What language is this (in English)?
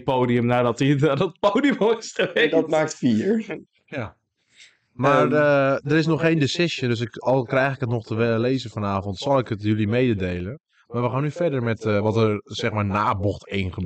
Dutch